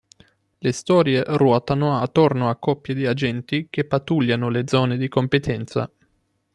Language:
Italian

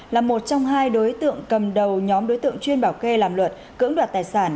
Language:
Vietnamese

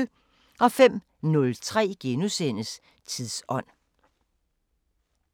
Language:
Danish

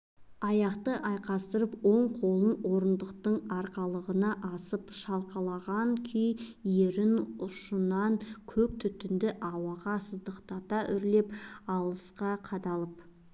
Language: Kazakh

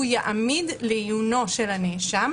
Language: Hebrew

